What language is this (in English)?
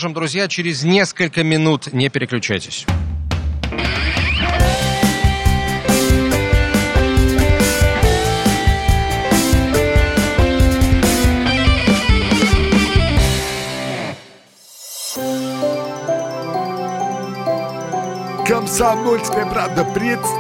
Russian